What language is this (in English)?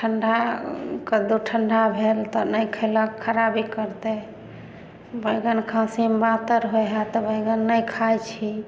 Maithili